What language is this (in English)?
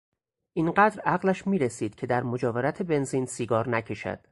Persian